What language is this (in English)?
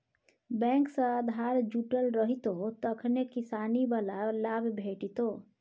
Maithili